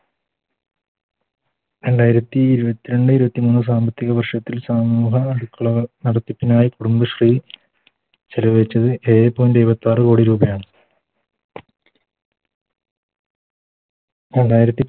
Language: Malayalam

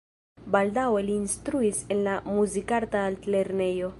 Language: Esperanto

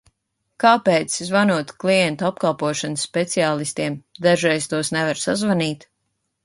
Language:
Latvian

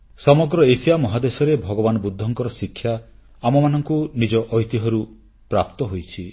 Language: Odia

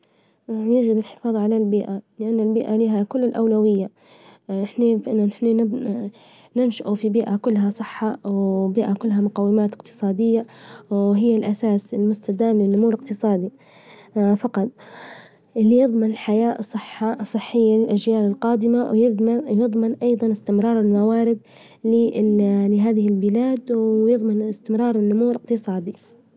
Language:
Libyan Arabic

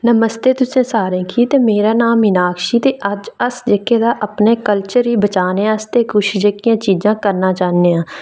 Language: Dogri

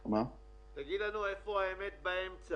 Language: Hebrew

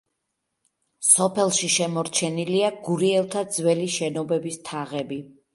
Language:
Georgian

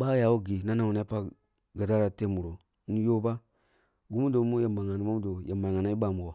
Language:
Kulung (Nigeria)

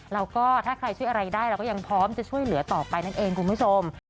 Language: Thai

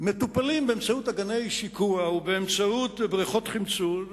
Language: Hebrew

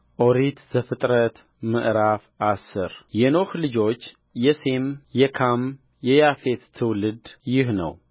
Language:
Amharic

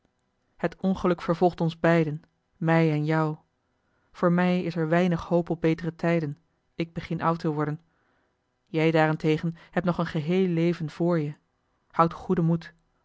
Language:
Dutch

